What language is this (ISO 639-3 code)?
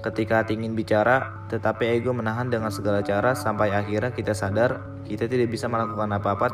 ind